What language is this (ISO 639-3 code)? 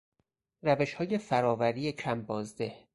fas